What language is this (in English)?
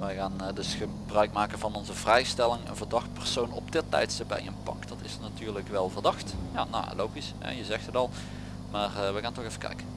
Dutch